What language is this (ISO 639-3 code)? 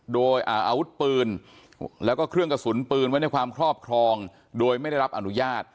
tha